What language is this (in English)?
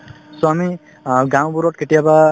Assamese